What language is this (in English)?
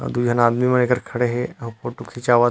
Chhattisgarhi